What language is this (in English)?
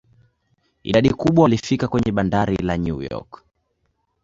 Swahili